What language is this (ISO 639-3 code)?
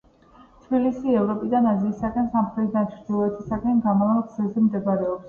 kat